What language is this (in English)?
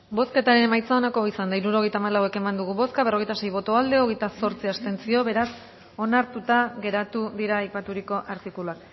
Basque